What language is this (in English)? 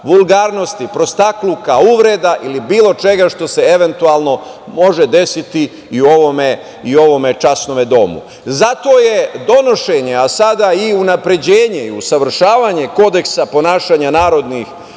Serbian